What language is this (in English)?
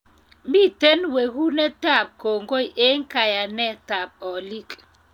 Kalenjin